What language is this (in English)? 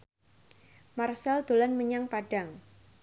Javanese